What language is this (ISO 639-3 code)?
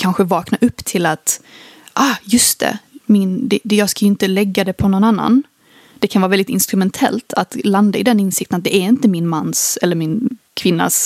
swe